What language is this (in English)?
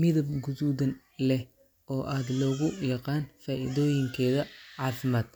Somali